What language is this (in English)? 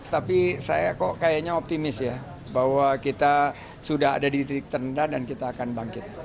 Indonesian